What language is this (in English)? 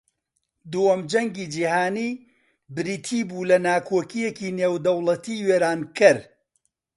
Central Kurdish